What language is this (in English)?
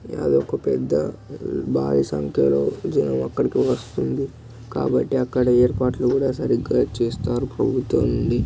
Telugu